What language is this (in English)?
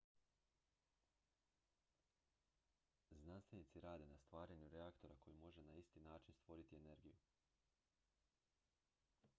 Croatian